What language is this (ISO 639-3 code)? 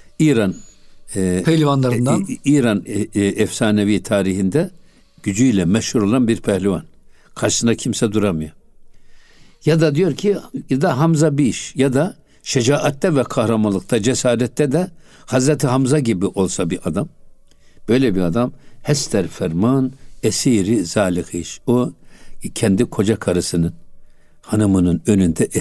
tur